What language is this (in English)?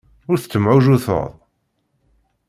Kabyle